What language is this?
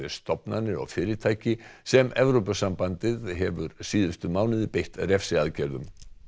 Icelandic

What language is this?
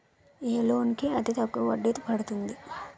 Telugu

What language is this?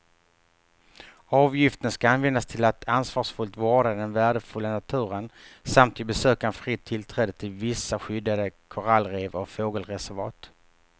Swedish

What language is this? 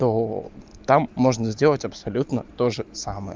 Russian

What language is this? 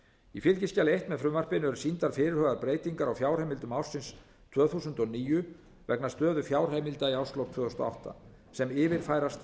Icelandic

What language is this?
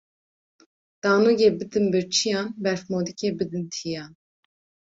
Kurdish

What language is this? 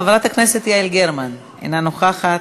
Hebrew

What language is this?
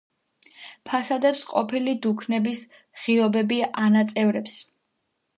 Georgian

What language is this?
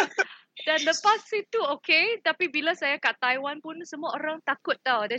Malay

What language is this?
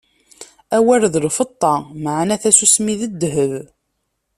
Kabyle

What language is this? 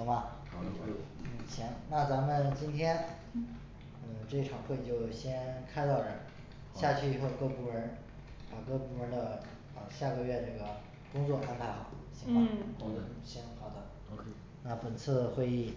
Chinese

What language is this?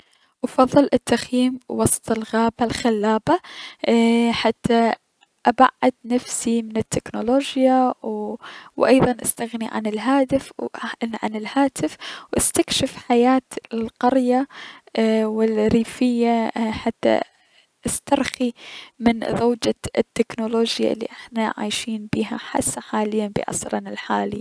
Mesopotamian Arabic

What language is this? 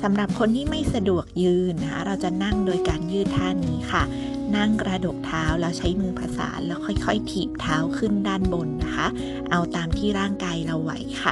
Thai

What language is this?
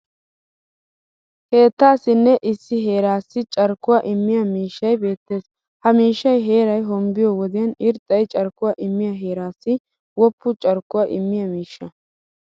Wolaytta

